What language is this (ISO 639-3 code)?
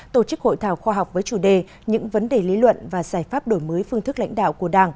vie